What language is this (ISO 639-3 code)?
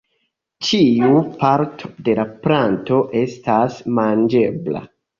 epo